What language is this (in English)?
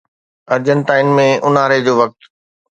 Sindhi